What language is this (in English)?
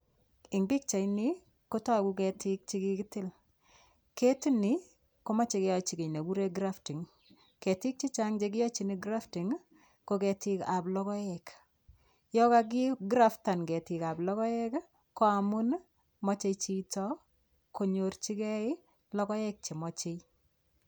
Kalenjin